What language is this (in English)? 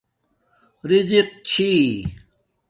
Domaaki